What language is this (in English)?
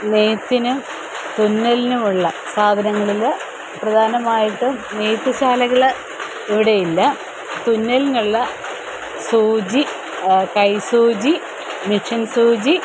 Malayalam